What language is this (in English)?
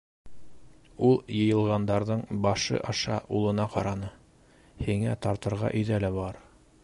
Bashkir